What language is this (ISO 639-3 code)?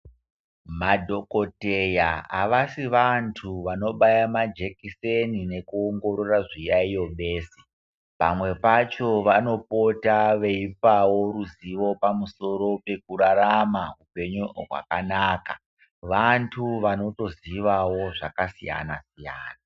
ndc